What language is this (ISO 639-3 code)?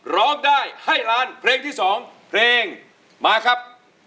tha